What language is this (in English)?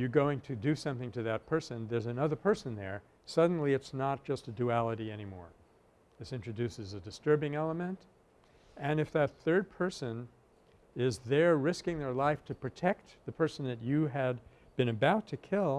English